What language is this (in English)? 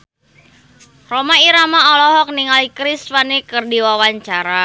Sundanese